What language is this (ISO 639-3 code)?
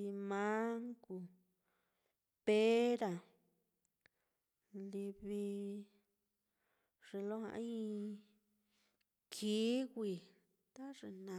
vmm